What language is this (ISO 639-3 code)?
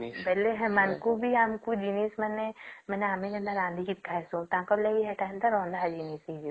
ori